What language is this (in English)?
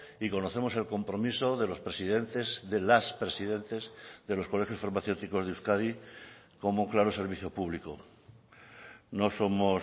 Spanish